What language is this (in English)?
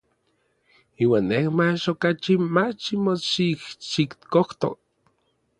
Orizaba Nahuatl